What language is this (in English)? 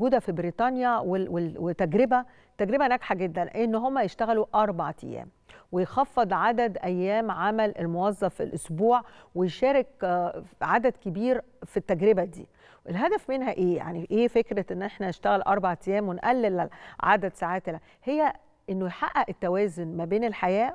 Arabic